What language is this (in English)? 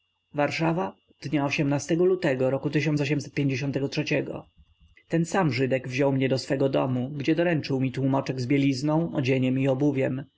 Polish